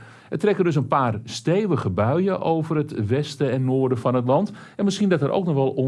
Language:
Dutch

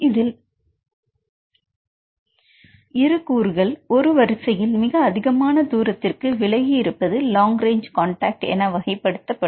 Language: Tamil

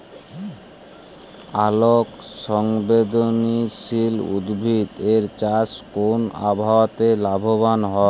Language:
Bangla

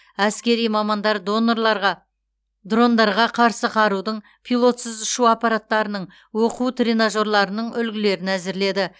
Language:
Kazakh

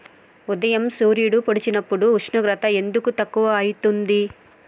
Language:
Telugu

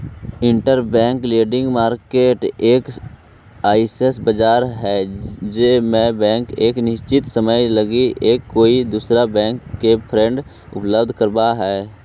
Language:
Magahi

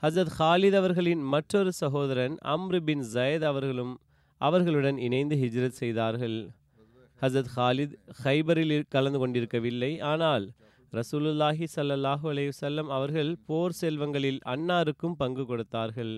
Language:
Tamil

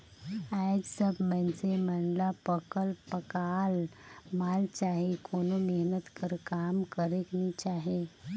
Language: Chhattisgarhi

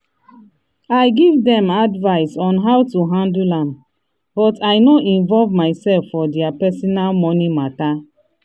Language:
Nigerian Pidgin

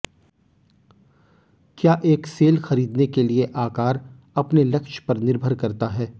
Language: Hindi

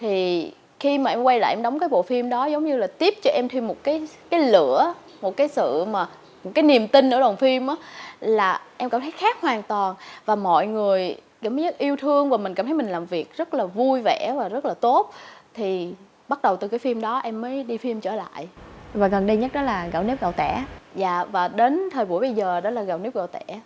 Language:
Vietnamese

